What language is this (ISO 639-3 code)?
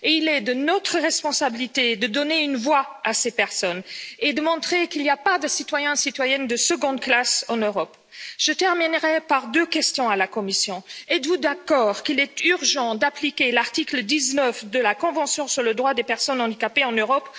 fra